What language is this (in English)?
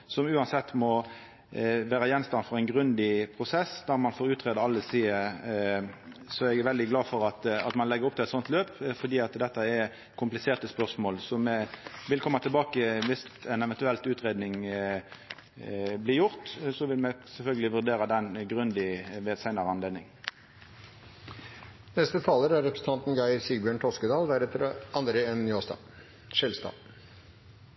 Norwegian Nynorsk